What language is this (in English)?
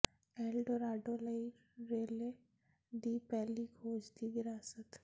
Punjabi